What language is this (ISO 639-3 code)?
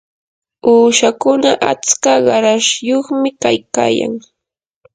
qur